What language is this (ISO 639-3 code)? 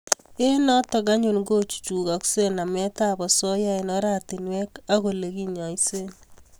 kln